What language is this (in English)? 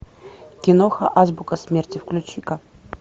Russian